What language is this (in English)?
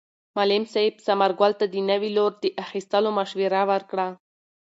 Pashto